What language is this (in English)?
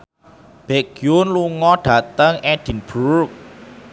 Javanese